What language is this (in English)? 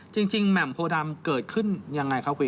Thai